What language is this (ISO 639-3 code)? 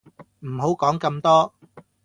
yue